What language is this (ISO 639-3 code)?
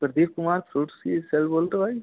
hin